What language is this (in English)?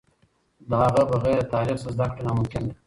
Pashto